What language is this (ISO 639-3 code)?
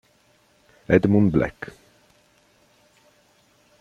ita